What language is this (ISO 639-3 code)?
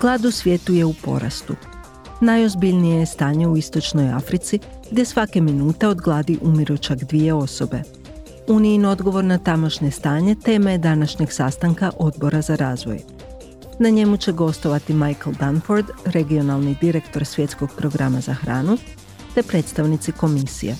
hrv